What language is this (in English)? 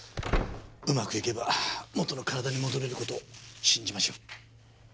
Japanese